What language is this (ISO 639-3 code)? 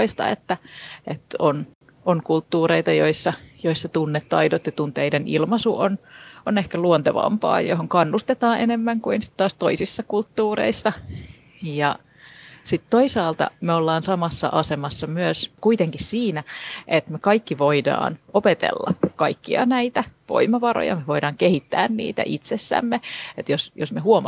fin